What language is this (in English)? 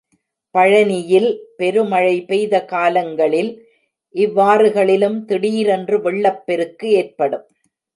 Tamil